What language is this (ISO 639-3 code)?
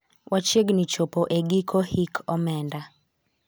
luo